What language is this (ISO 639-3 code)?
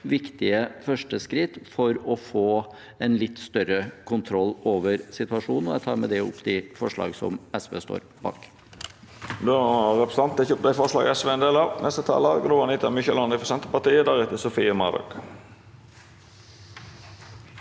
nor